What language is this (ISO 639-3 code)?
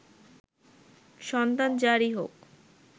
ben